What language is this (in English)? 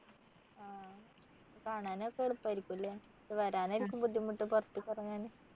Malayalam